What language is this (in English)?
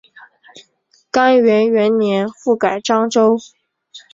Chinese